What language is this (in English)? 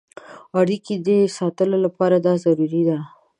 Pashto